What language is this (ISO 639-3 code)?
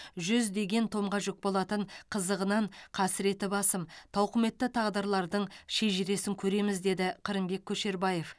kaz